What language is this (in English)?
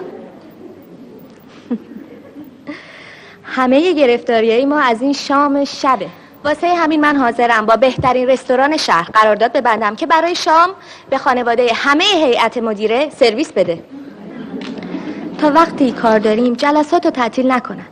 Persian